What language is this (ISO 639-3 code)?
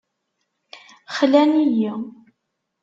kab